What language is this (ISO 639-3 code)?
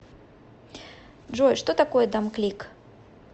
rus